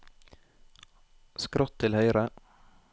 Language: Norwegian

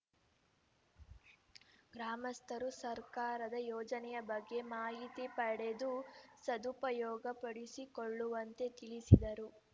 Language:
Kannada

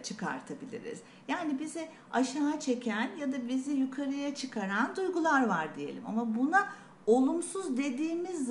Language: Turkish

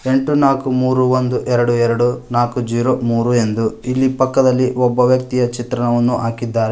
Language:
Kannada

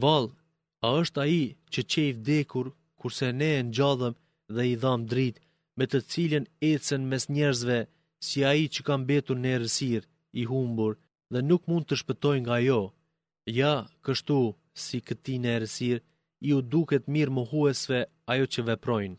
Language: Greek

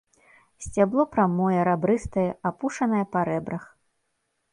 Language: Belarusian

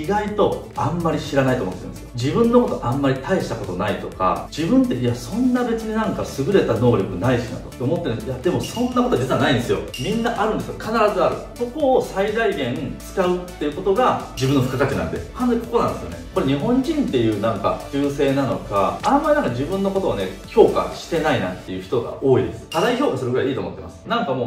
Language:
Japanese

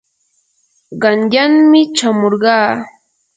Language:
Yanahuanca Pasco Quechua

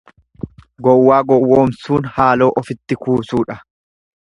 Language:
Oromo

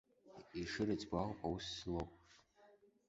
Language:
Abkhazian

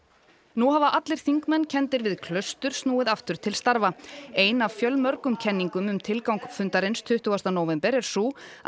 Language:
Icelandic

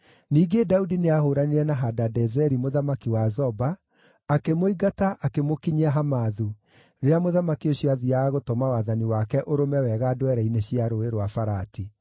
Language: Kikuyu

